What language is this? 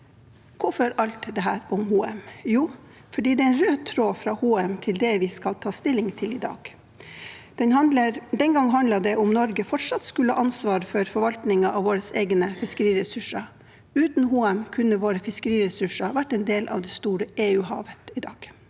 Norwegian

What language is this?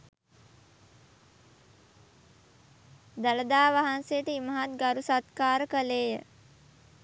Sinhala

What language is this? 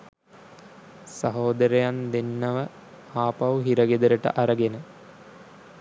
Sinhala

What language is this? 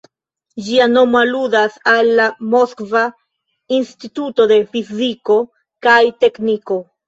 Esperanto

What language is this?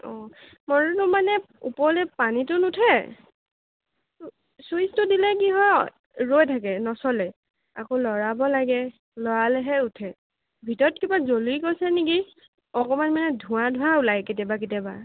Assamese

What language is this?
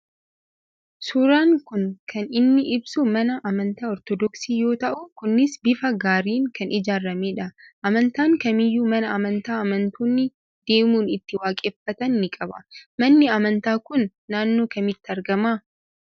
Oromo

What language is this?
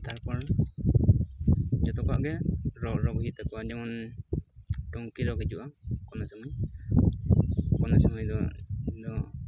Santali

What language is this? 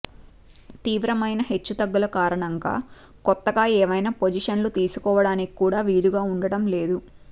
Telugu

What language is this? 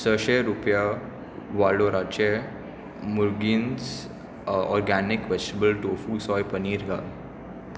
Konkani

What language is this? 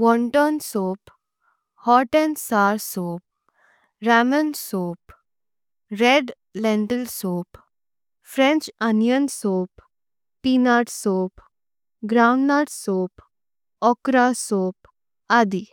Konkani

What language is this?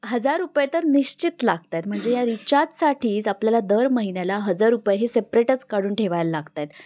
Marathi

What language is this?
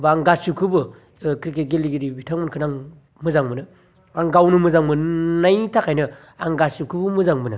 Bodo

